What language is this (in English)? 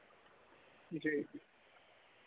Dogri